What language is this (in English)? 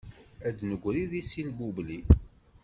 Kabyle